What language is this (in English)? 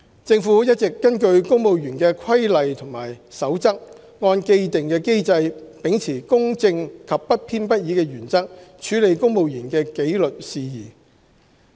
Cantonese